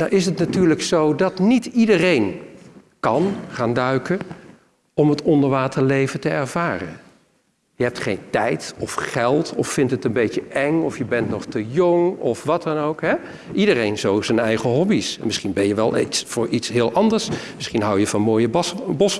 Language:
Dutch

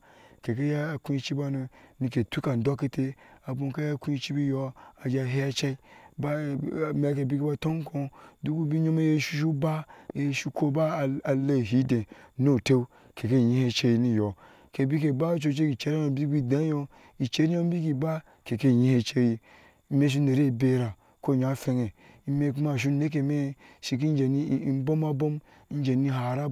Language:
Ashe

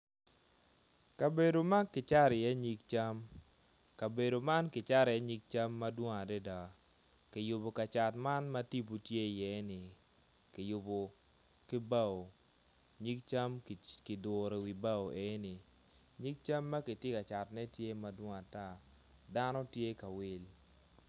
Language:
Acoli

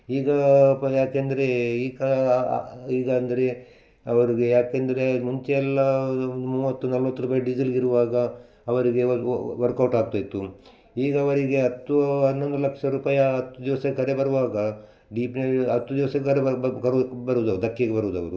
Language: Kannada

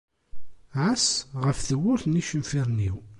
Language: Kabyle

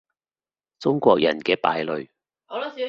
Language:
Cantonese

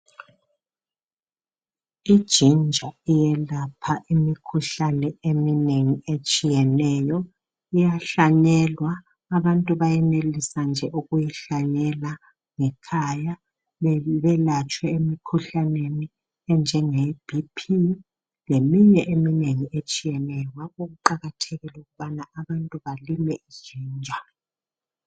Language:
North Ndebele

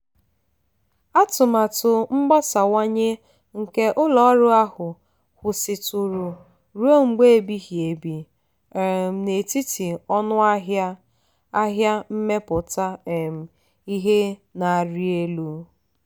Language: Igbo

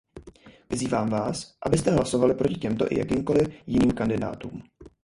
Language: Czech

